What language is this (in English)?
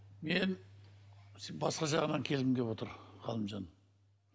Kazakh